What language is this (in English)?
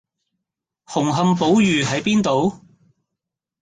Cantonese